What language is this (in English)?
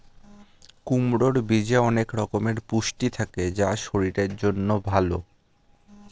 Bangla